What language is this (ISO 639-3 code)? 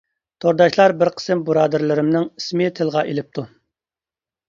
uig